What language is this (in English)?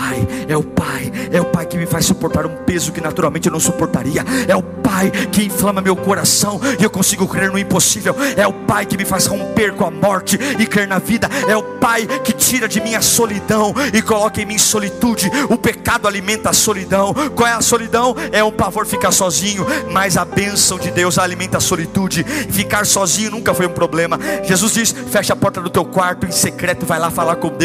Portuguese